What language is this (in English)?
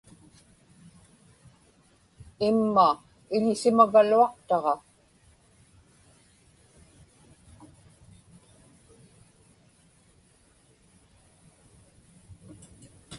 Inupiaq